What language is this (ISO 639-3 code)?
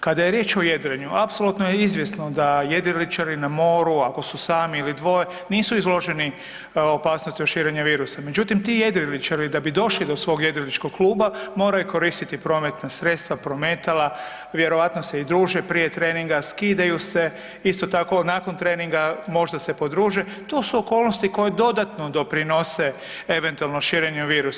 hrv